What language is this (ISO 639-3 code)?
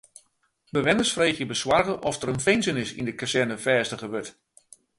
fry